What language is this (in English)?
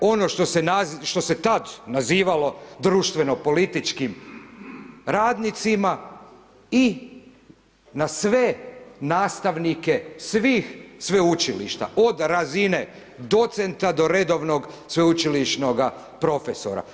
Croatian